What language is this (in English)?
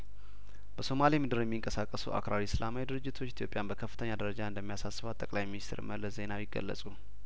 Amharic